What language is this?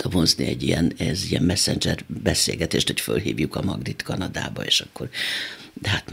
Hungarian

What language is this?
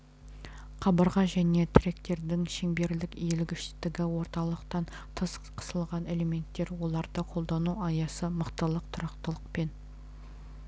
Kazakh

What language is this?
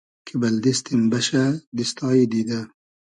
Hazaragi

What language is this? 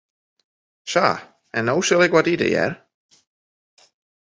Western Frisian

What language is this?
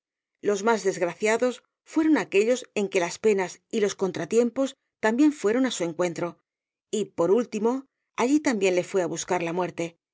Spanish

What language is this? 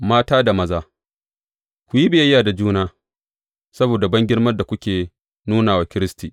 Hausa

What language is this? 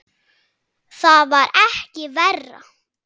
Icelandic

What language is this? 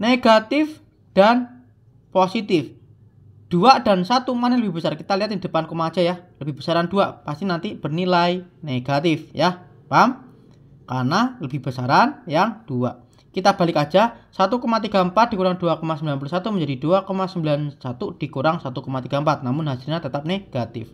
Indonesian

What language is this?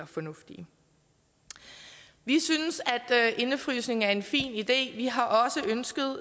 Danish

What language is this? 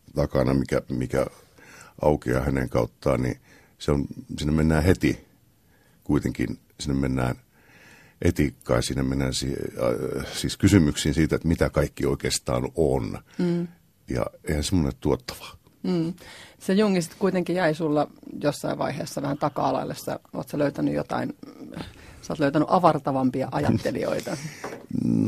Finnish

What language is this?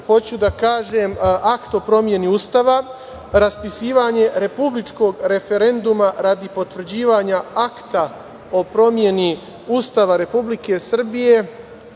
Serbian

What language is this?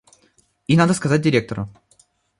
Russian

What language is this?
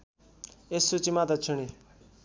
Nepali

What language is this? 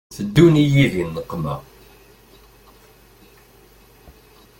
Kabyle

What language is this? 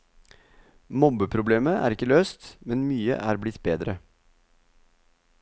Norwegian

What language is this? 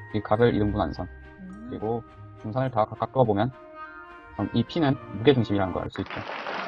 Korean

